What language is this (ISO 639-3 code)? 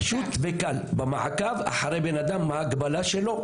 heb